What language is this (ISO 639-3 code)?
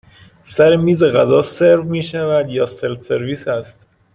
fas